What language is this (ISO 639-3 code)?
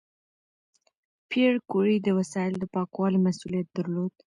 pus